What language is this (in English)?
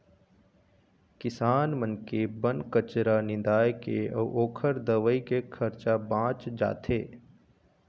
Chhattisgarhi